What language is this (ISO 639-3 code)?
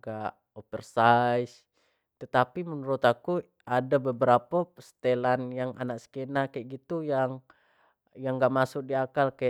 jax